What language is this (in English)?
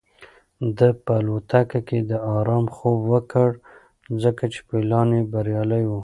Pashto